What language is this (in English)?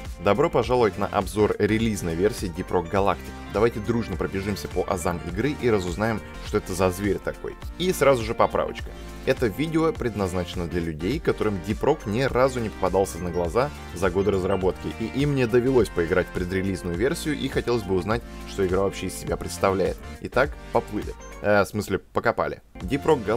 Russian